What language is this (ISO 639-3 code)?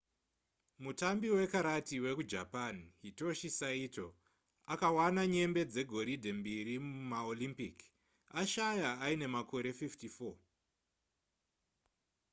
sna